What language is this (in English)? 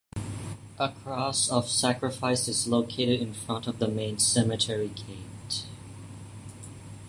English